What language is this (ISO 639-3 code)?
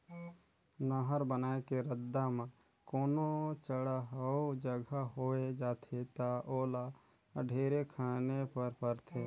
hne